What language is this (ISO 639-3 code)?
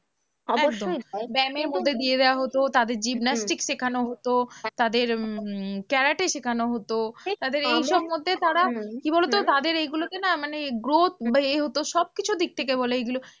ben